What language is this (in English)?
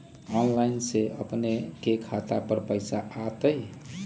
Magahi